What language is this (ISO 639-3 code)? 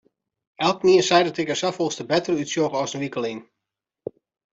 fry